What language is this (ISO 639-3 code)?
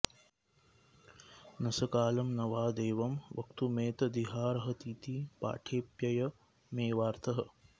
san